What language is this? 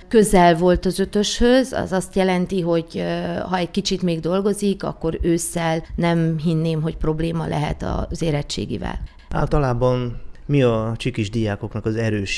Hungarian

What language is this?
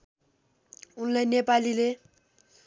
Nepali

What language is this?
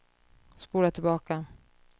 Swedish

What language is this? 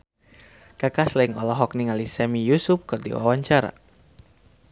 Sundanese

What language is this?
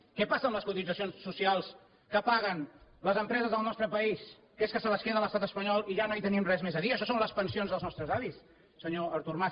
Catalan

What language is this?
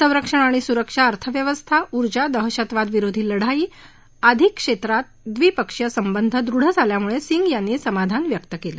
Marathi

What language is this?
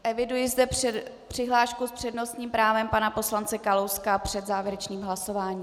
Czech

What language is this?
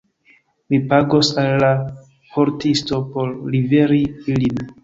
Esperanto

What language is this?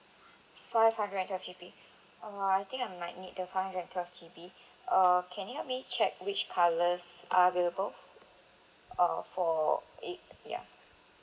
English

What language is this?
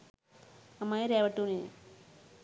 Sinhala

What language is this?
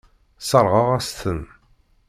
Kabyle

